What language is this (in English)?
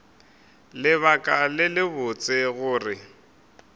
Northern Sotho